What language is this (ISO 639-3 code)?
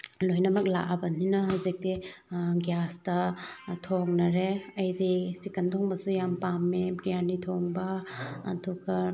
mni